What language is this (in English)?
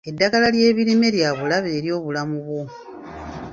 Ganda